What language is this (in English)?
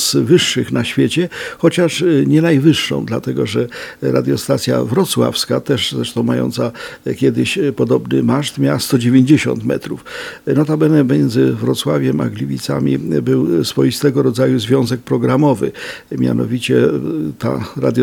Polish